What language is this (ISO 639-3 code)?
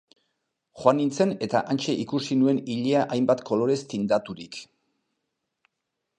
eus